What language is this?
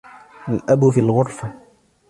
Arabic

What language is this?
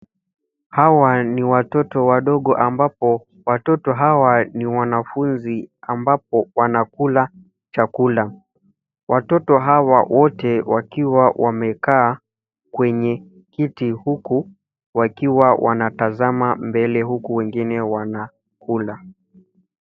Swahili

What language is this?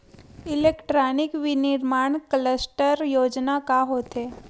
Chhattisgarhi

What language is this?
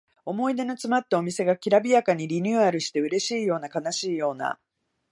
Japanese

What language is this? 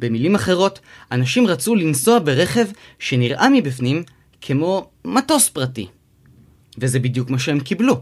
Hebrew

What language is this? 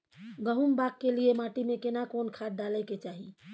Maithili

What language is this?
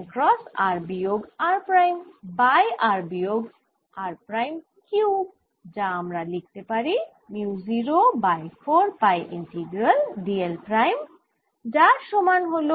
Bangla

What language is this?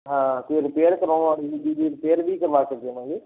Punjabi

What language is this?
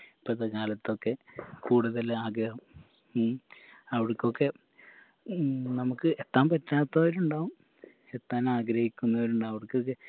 Malayalam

